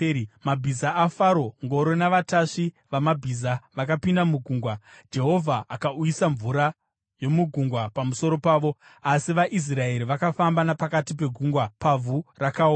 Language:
Shona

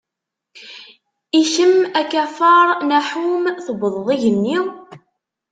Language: Kabyle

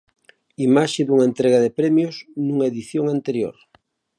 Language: Galician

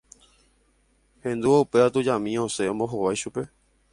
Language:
Guarani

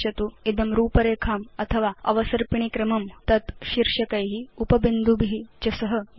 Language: Sanskrit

